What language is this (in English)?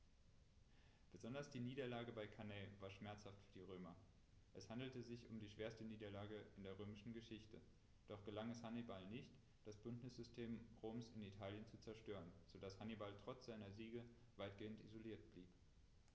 German